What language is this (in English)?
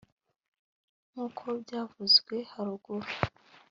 Kinyarwanda